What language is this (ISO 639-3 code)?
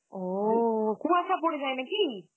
ben